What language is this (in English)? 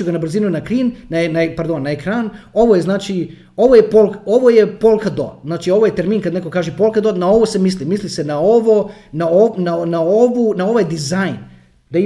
Croatian